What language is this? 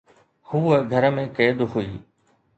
Sindhi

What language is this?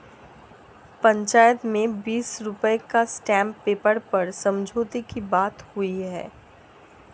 Hindi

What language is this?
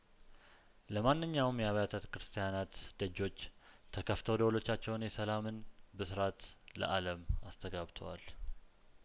Amharic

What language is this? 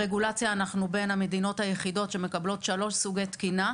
Hebrew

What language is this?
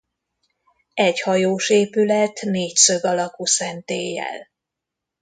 Hungarian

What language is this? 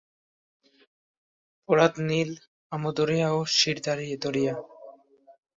Bangla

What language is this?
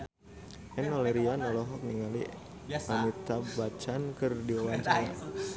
Sundanese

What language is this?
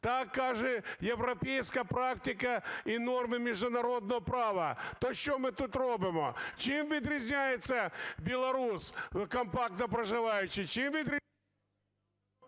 Ukrainian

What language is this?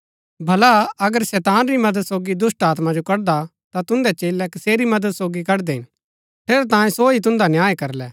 Gaddi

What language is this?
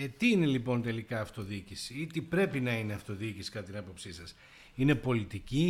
Greek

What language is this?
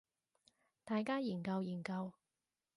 Cantonese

